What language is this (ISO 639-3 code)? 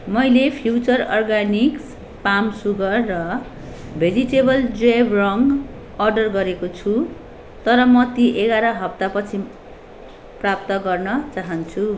nep